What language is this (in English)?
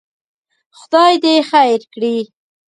Pashto